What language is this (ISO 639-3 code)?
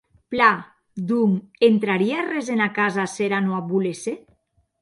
oci